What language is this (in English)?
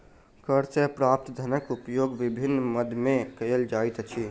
Maithili